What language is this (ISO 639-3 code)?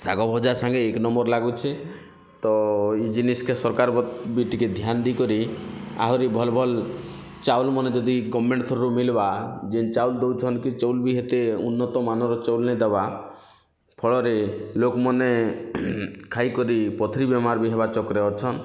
ori